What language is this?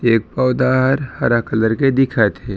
Chhattisgarhi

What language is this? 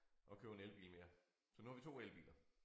Danish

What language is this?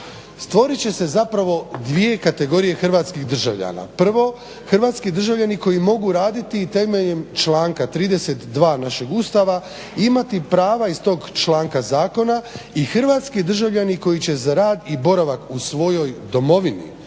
Croatian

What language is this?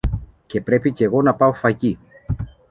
Greek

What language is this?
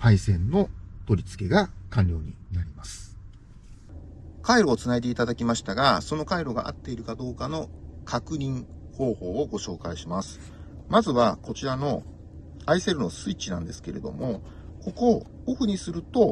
Japanese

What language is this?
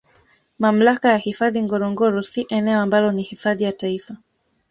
Swahili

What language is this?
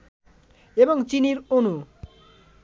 Bangla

